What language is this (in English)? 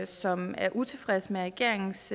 Danish